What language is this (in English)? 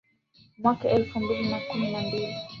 Swahili